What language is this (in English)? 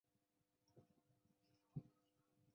Chinese